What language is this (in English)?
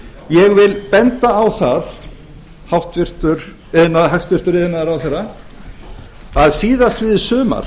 Icelandic